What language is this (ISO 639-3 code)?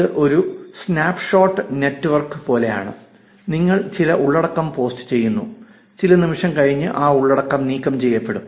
mal